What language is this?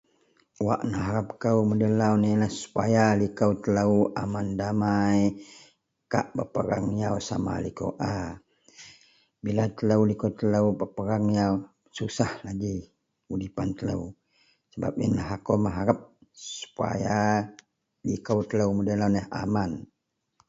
Central Melanau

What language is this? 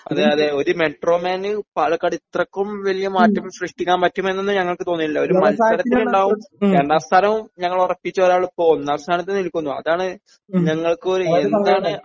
Malayalam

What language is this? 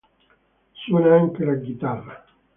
Italian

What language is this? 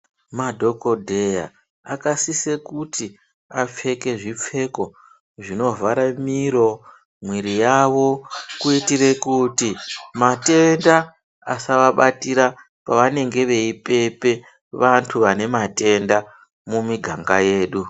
Ndau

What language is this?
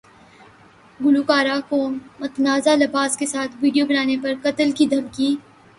Urdu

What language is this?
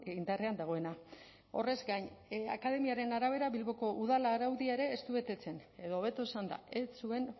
Basque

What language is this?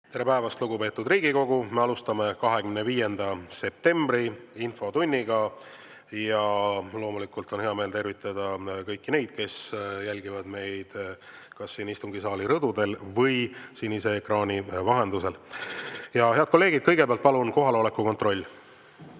Estonian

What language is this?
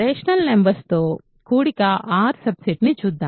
Telugu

